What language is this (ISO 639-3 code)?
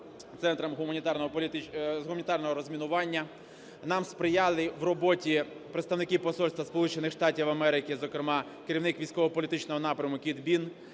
ukr